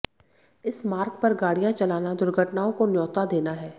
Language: Hindi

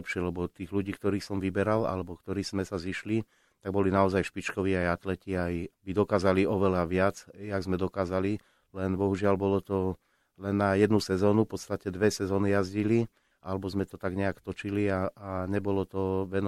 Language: Slovak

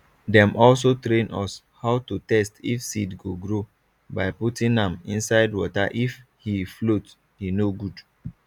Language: Nigerian Pidgin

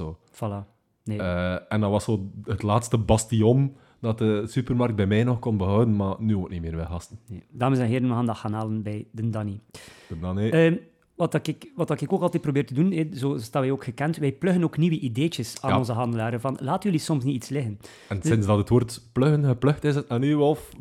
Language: Dutch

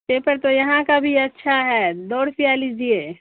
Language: Urdu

